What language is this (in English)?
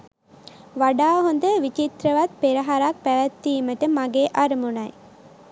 Sinhala